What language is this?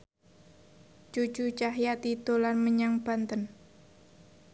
Javanese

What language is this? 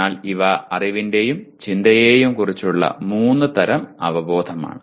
Malayalam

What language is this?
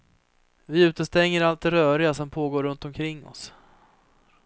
Swedish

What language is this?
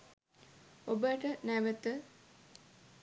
Sinhala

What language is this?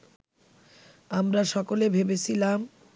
Bangla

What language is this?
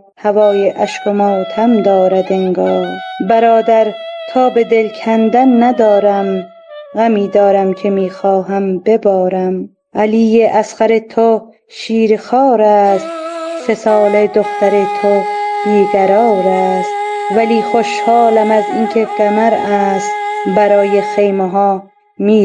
Persian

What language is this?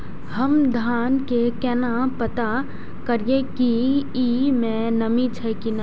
Maithili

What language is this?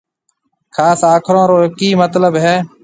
Marwari (Pakistan)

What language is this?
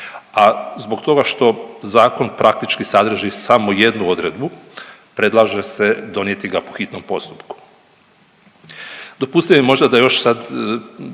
Croatian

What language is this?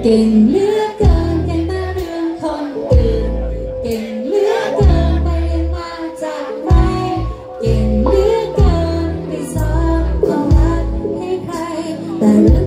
Thai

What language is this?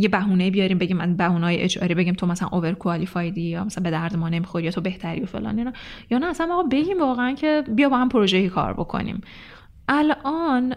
Persian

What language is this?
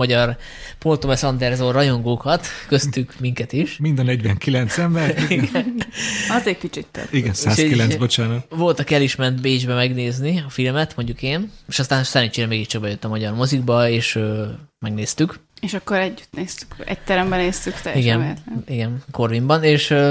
Hungarian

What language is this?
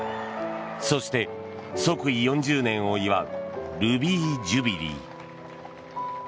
Japanese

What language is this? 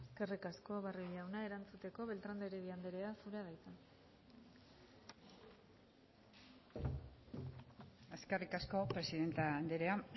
Basque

